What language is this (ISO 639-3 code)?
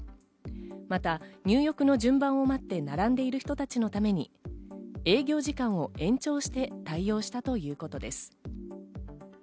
jpn